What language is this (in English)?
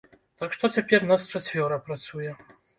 Belarusian